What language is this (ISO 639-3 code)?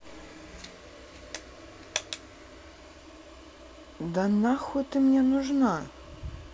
rus